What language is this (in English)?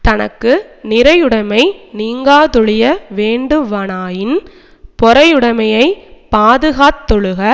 Tamil